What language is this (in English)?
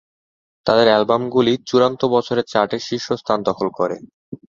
Bangla